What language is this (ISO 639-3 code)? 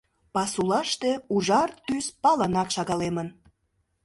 chm